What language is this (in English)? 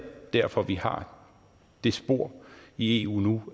Danish